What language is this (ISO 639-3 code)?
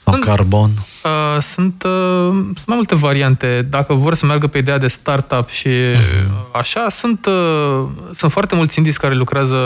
ron